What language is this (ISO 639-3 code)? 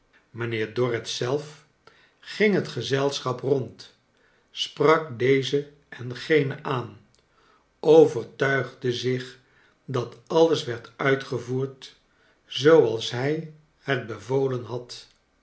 nld